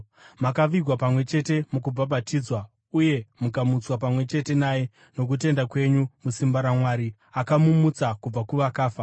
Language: Shona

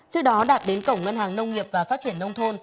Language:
Vietnamese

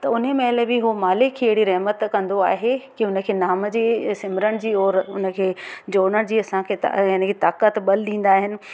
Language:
Sindhi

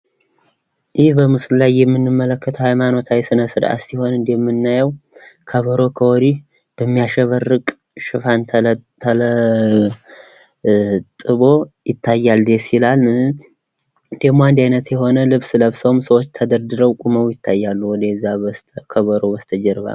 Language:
Amharic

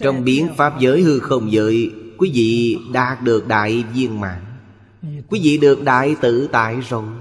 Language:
Vietnamese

